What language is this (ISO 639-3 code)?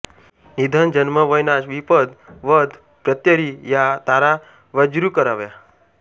mar